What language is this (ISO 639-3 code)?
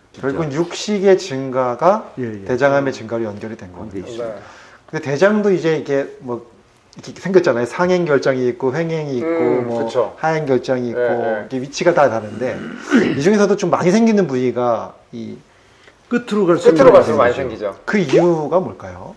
kor